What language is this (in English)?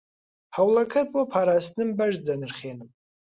Central Kurdish